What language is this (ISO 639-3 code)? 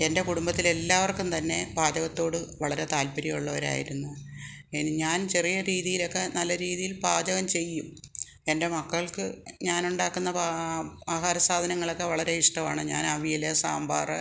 mal